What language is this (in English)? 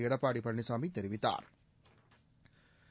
Tamil